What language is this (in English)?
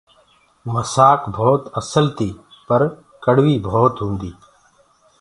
Gurgula